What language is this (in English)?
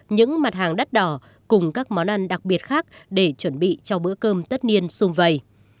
Vietnamese